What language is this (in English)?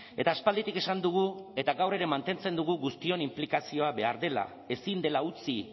Basque